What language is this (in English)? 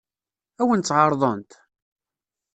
Kabyle